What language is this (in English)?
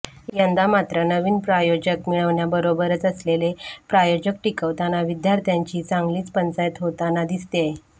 Marathi